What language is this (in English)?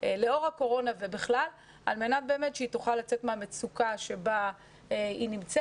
Hebrew